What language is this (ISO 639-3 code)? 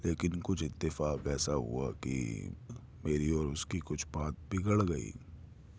urd